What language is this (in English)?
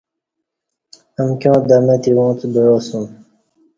Kati